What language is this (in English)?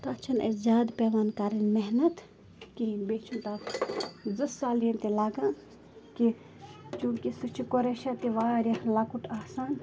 Kashmiri